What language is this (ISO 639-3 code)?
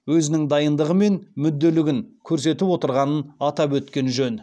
kaz